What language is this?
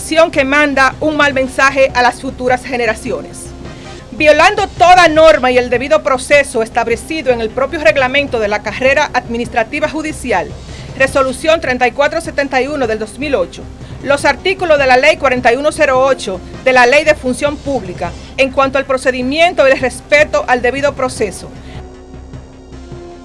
Spanish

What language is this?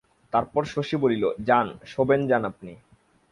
Bangla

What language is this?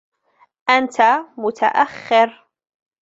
Arabic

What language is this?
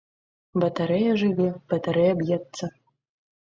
Belarusian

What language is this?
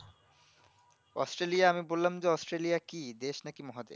Bangla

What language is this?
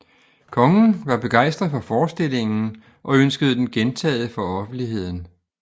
Danish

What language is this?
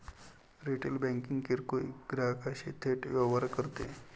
Marathi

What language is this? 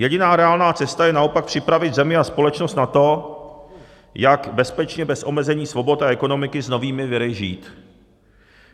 Czech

